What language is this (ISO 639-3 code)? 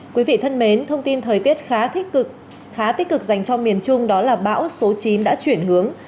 vie